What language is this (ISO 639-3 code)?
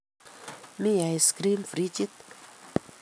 kln